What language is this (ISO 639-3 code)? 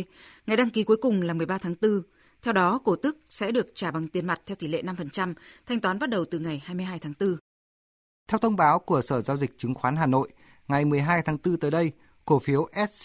vie